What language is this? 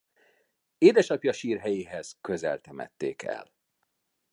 Hungarian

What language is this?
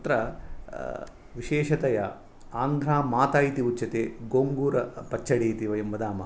Sanskrit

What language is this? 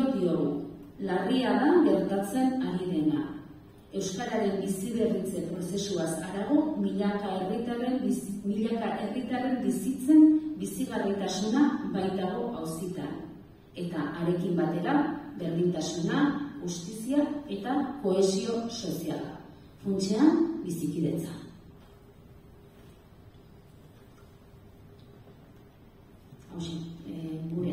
Arabic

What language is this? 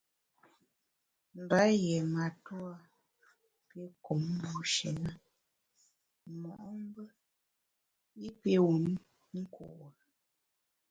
Bamun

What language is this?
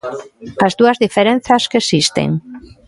Galician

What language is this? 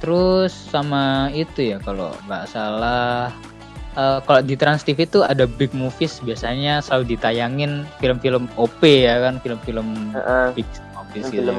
Indonesian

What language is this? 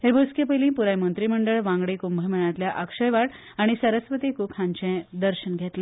Konkani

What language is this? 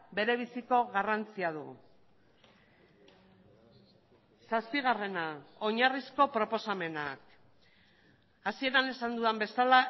Basque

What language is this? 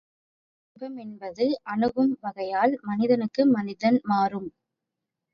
Tamil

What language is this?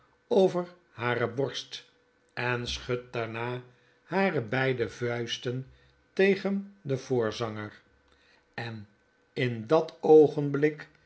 Dutch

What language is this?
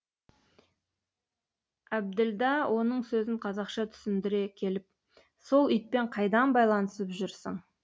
Kazakh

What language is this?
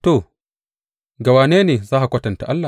Hausa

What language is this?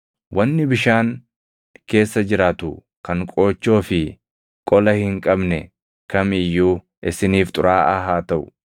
Oromo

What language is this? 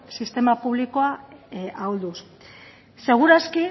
Basque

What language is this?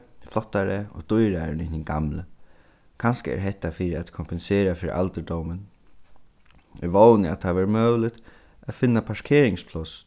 Faroese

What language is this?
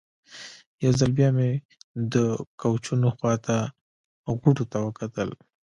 Pashto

